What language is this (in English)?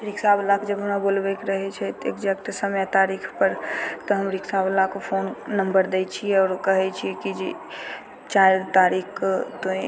Maithili